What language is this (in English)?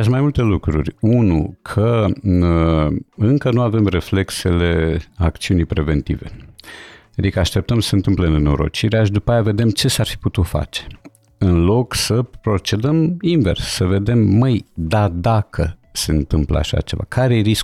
Romanian